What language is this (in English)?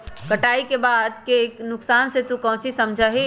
Magahi